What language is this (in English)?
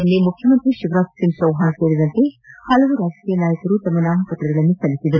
Kannada